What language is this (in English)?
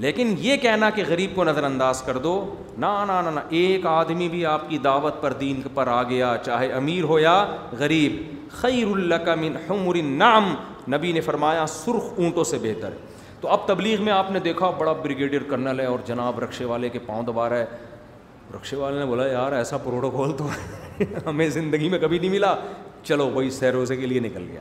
Urdu